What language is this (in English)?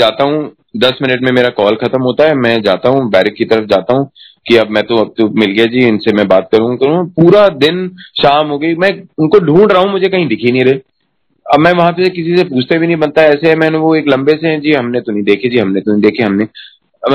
Hindi